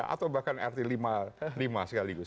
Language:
Indonesian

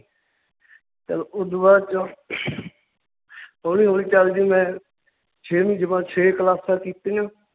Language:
Punjabi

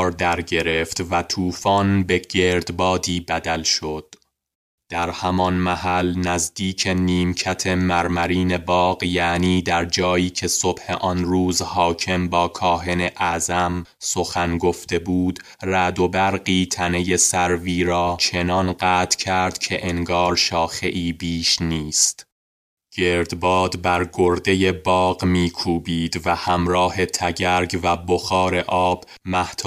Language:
Persian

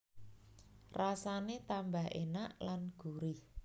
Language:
Javanese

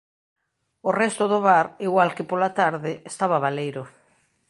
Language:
Galician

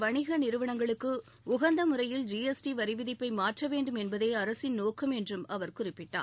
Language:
Tamil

